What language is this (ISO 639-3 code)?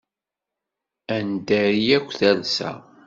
kab